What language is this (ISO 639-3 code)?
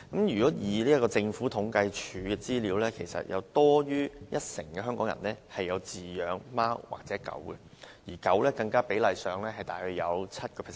yue